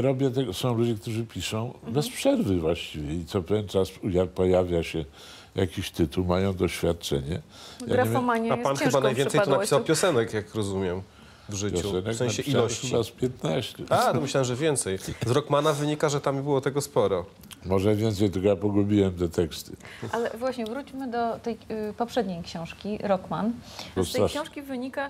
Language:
Polish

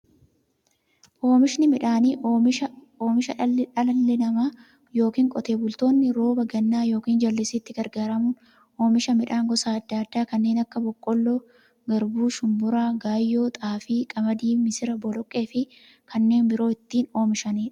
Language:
Oromo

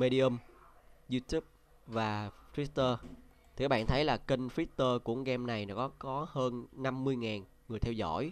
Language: Vietnamese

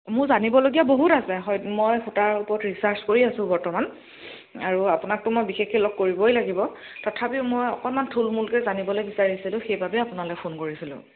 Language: Assamese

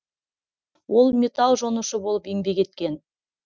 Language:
Kazakh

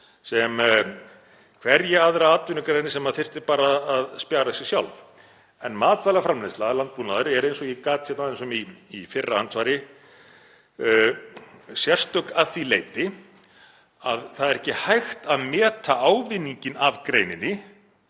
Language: Icelandic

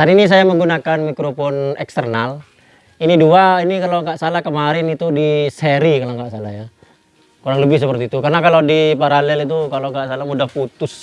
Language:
Indonesian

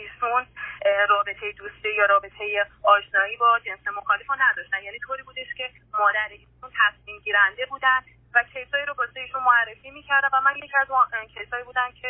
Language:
Persian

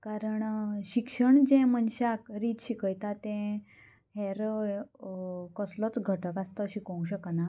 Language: Konkani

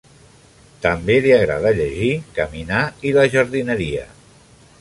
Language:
Catalan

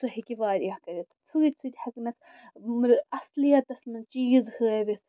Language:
Kashmiri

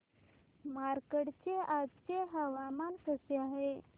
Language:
Marathi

